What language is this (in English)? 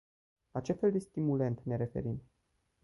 Romanian